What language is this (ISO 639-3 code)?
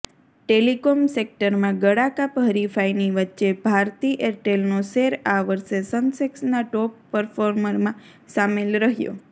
guj